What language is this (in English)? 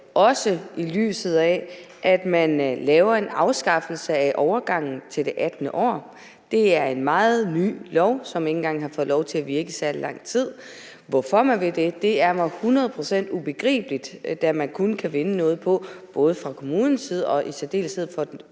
Danish